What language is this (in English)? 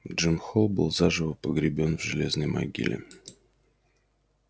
Russian